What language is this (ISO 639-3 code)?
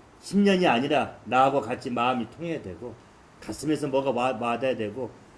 kor